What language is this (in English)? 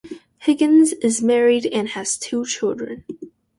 English